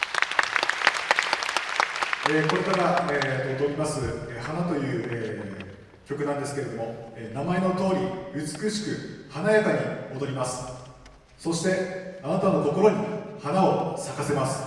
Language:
Japanese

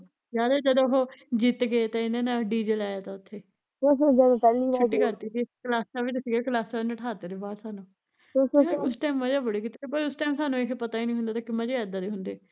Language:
Punjabi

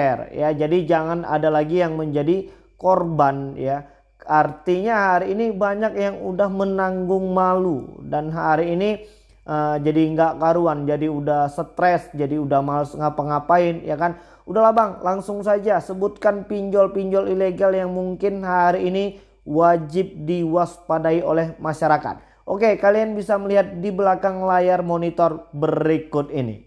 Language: Indonesian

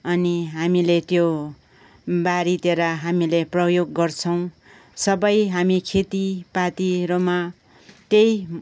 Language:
Nepali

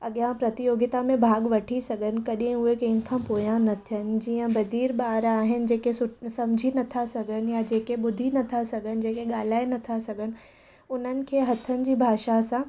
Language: Sindhi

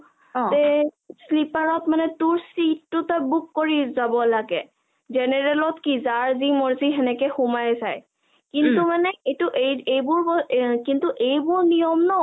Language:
Assamese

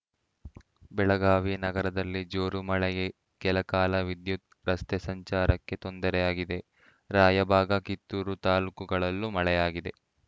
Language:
Kannada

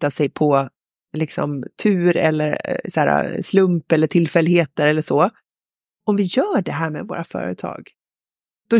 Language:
Swedish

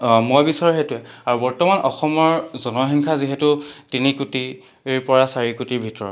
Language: Assamese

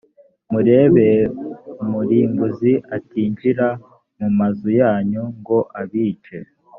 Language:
Kinyarwanda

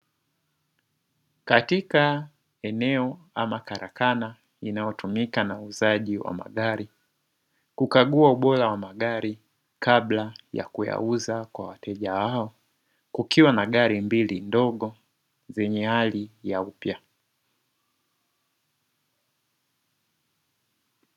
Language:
Swahili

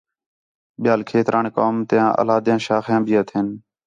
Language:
Khetrani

